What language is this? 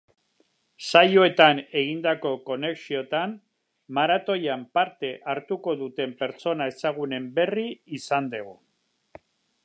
Basque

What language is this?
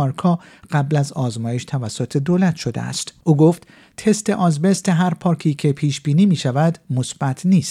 Persian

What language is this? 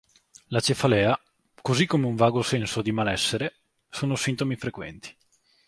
Italian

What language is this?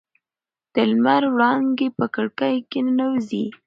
Pashto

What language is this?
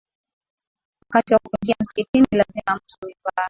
Swahili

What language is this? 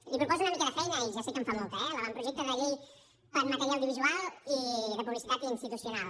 Catalan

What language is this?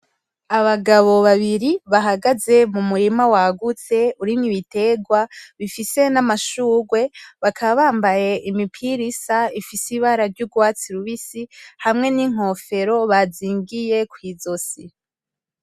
Rundi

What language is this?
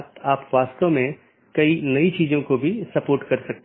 Hindi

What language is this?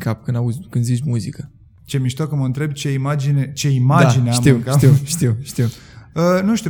Romanian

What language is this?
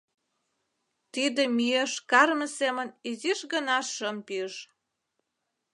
Mari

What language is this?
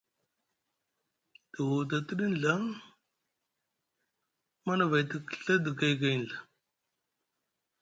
Musgu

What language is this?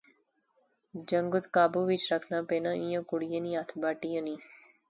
Pahari-Potwari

